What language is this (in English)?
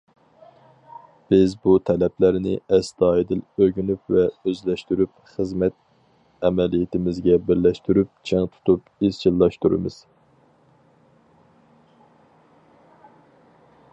Uyghur